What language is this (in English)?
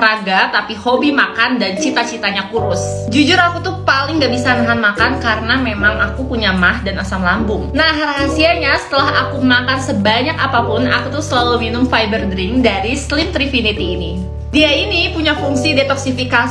Indonesian